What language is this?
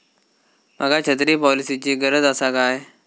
Marathi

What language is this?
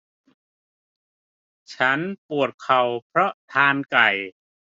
Thai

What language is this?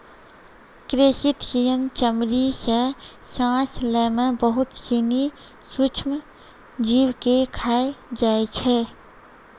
Maithili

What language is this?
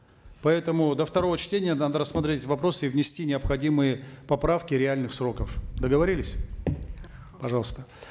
Kazakh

